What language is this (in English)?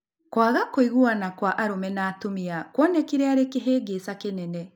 Kikuyu